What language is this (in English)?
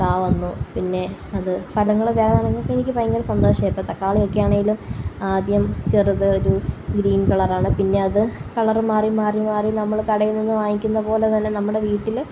Malayalam